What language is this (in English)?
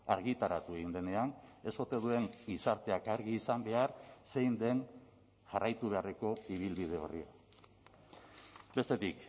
Basque